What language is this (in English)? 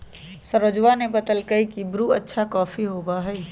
Magahi